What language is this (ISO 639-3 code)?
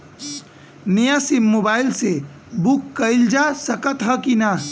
bho